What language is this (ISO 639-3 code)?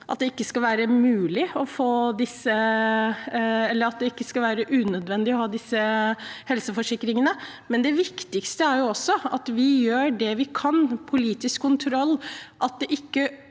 nor